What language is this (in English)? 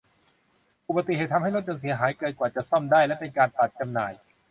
Thai